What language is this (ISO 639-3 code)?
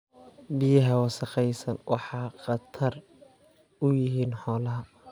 som